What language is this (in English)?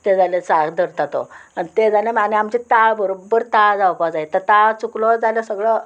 Konkani